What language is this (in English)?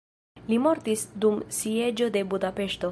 Esperanto